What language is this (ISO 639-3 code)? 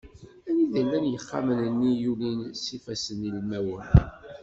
kab